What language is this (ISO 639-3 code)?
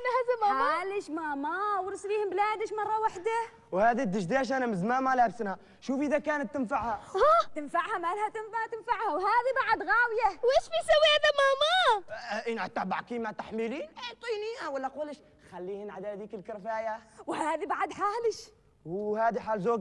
ara